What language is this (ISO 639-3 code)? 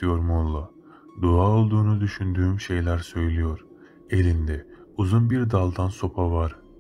tur